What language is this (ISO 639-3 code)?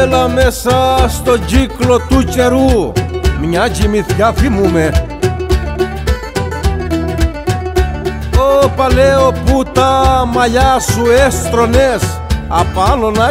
ell